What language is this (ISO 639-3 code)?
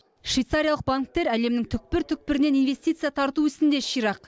kaz